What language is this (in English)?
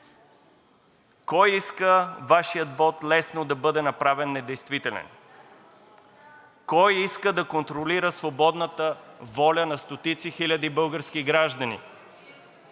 Bulgarian